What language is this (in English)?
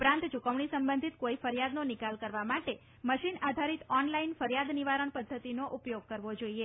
Gujarati